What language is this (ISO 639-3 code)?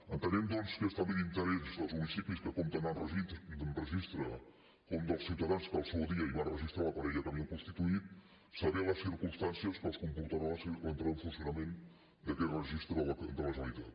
cat